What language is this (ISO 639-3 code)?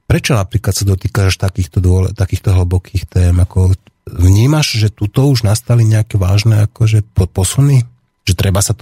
slk